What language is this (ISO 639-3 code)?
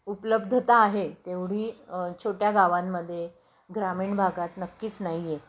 mar